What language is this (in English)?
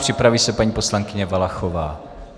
Czech